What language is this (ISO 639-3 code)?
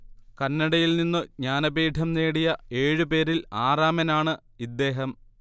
mal